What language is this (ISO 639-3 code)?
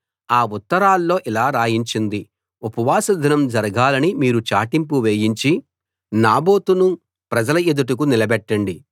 tel